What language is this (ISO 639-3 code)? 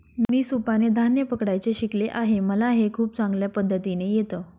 mar